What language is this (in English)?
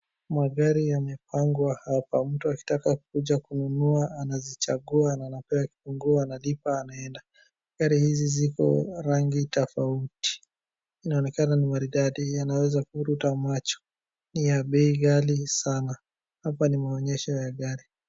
Swahili